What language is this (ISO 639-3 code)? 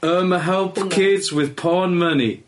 cym